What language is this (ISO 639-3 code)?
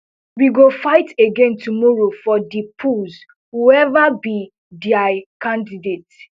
pcm